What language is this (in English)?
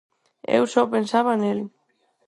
Galician